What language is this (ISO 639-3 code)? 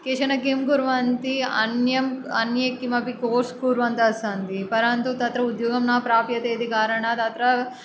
san